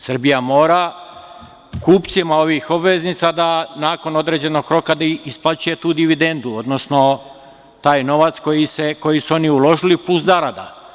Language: Serbian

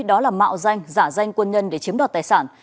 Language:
Vietnamese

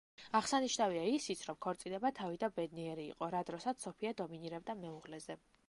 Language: Georgian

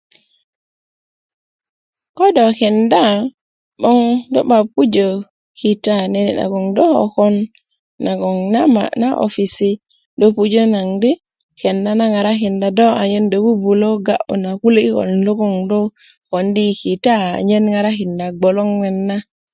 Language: Kuku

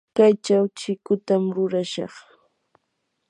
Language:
Yanahuanca Pasco Quechua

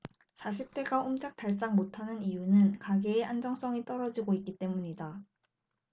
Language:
Korean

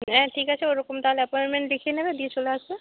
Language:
Bangla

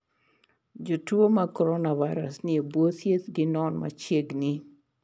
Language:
Luo (Kenya and Tanzania)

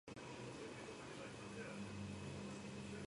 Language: Georgian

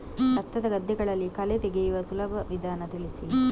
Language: Kannada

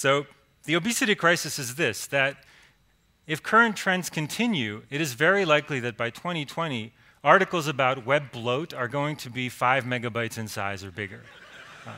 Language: English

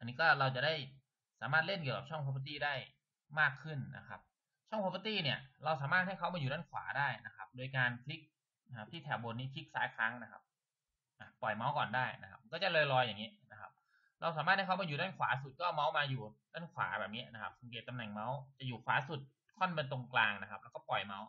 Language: Thai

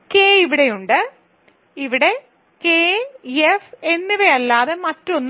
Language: Malayalam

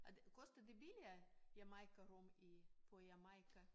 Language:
Danish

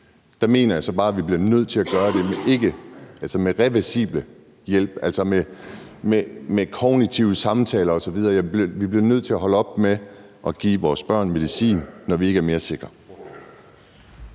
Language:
Danish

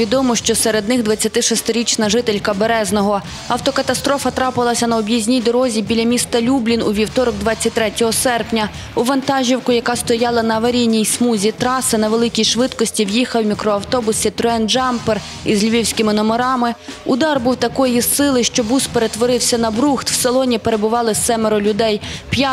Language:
Ukrainian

